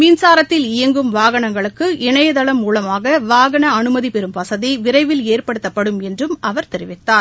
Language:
Tamil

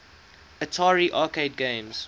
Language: English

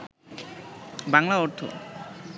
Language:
Bangla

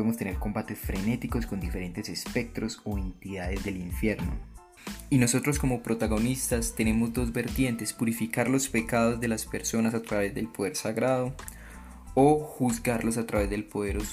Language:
Spanish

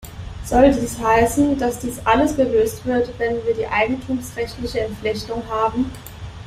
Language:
German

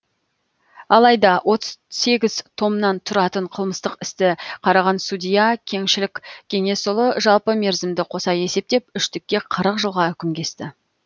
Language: Kazakh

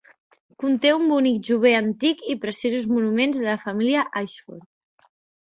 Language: Catalan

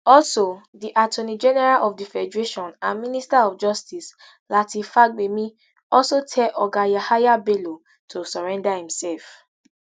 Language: Nigerian Pidgin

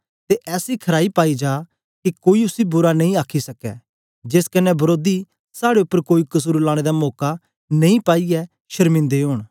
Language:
Dogri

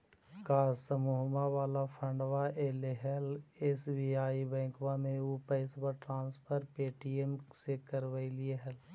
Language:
Magahi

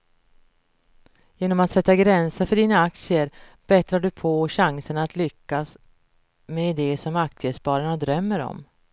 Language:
Swedish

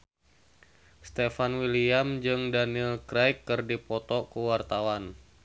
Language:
Sundanese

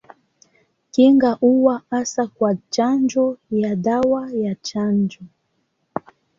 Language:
Swahili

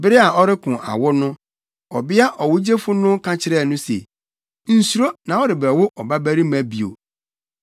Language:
Akan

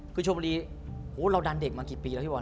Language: Thai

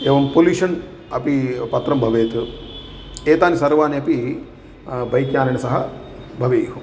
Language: Sanskrit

